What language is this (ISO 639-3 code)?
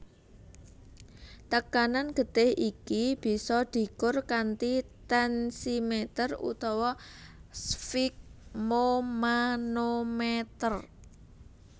jav